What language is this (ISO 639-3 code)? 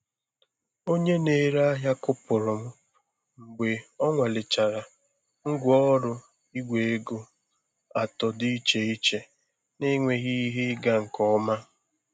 ibo